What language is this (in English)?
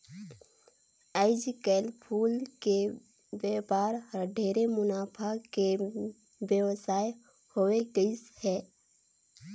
Chhattisgarhi